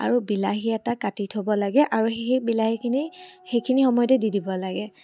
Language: Assamese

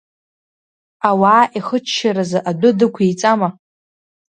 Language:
Abkhazian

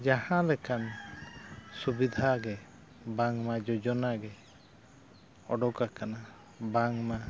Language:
Santali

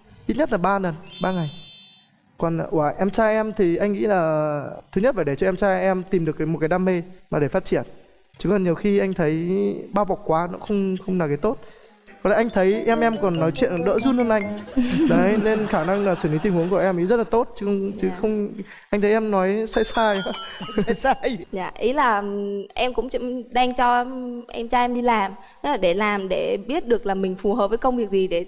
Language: Vietnamese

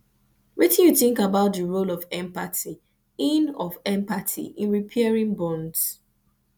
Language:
Nigerian Pidgin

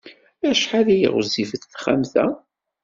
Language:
Kabyle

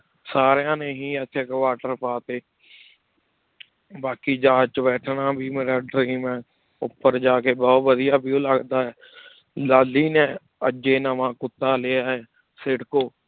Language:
Punjabi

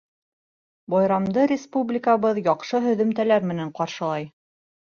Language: Bashkir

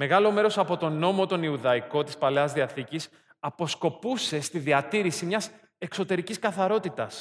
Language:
Greek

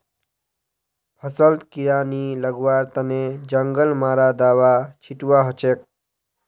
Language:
Magahi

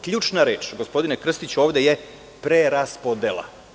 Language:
Serbian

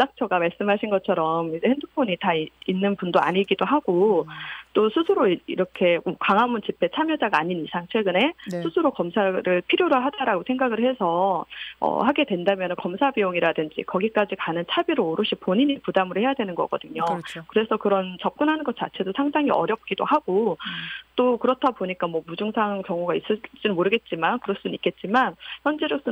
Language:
Korean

